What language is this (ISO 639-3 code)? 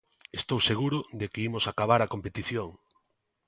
glg